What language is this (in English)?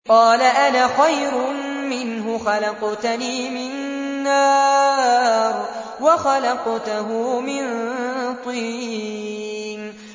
Arabic